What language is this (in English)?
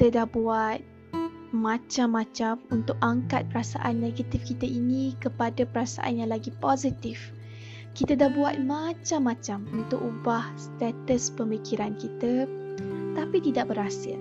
Malay